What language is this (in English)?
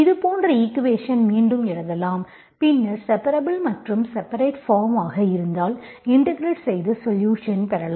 Tamil